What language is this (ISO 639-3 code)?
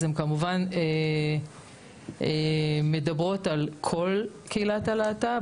heb